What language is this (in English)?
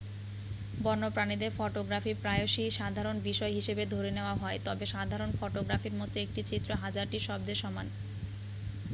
Bangla